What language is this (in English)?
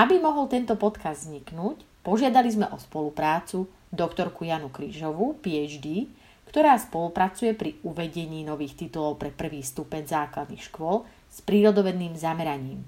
Slovak